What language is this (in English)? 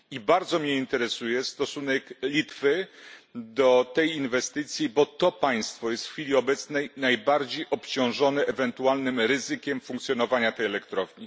Polish